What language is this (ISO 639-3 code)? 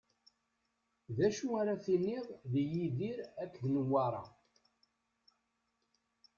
kab